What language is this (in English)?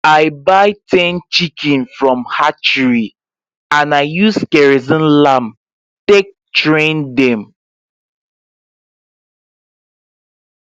Nigerian Pidgin